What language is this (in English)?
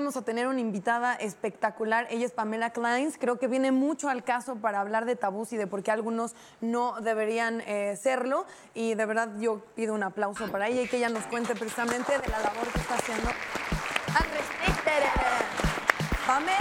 Spanish